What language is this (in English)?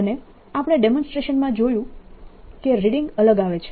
Gujarati